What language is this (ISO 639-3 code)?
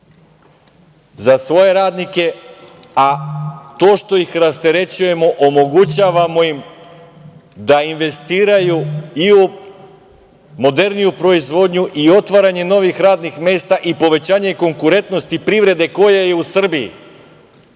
srp